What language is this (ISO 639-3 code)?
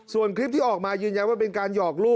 tha